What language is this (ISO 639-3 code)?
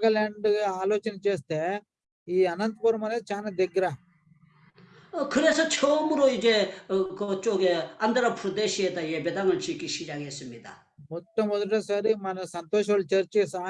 kor